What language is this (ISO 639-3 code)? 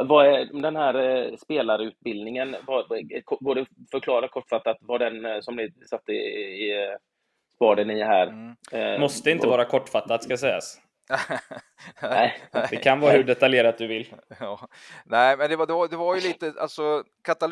swe